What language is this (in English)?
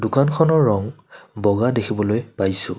Assamese